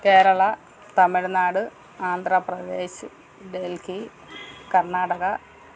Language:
Malayalam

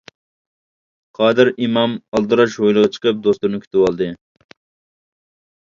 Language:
Uyghur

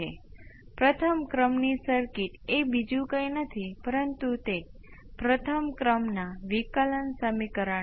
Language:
Gujarati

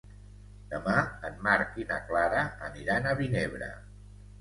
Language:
Catalan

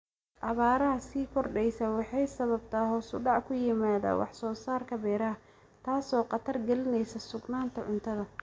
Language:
Somali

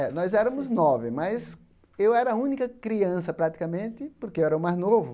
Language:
Portuguese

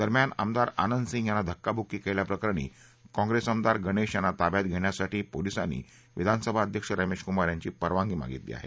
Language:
Marathi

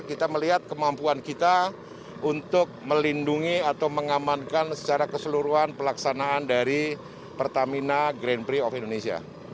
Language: Indonesian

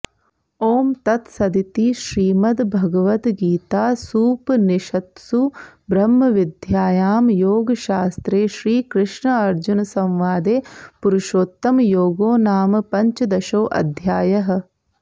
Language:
Sanskrit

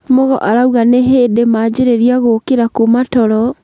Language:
Kikuyu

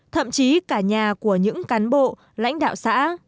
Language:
Vietnamese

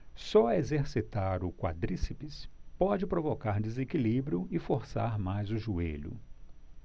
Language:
Portuguese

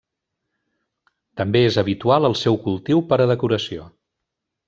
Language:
Catalan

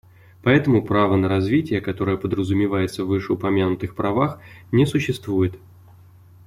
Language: Russian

